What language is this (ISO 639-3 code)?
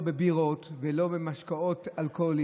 heb